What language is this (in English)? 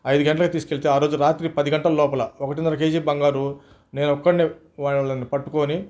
Telugu